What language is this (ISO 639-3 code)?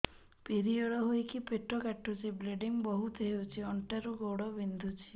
ori